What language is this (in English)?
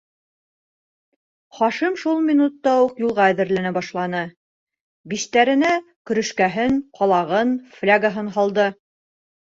Bashkir